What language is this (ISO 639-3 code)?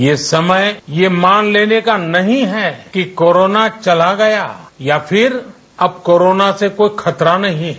hin